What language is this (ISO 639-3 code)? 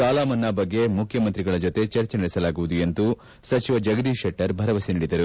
kan